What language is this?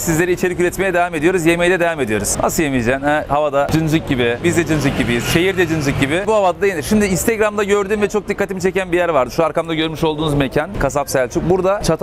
Turkish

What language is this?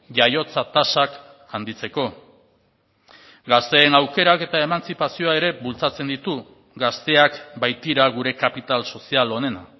Basque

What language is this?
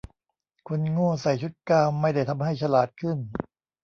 Thai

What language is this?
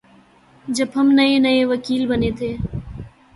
Urdu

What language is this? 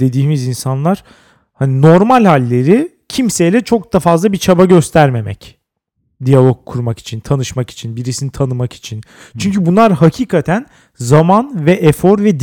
Turkish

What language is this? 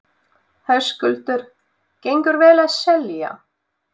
Icelandic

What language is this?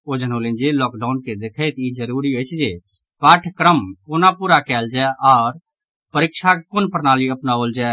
Maithili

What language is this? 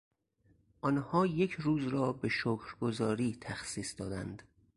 Persian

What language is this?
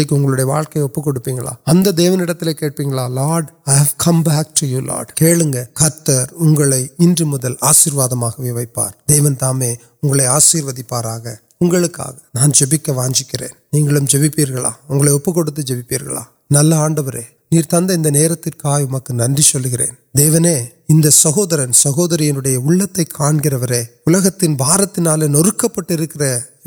Urdu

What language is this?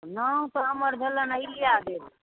Maithili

